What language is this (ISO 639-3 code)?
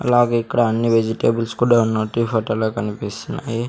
tel